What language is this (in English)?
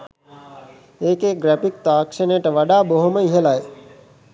Sinhala